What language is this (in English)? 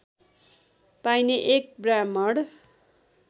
Nepali